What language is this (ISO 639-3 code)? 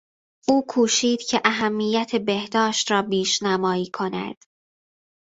fas